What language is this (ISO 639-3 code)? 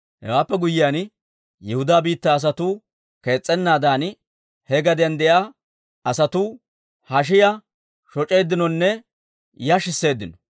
dwr